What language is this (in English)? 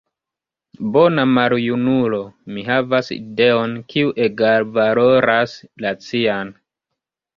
Esperanto